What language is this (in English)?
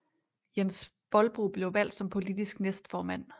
Danish